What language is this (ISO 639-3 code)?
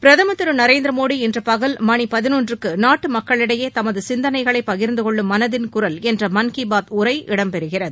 tam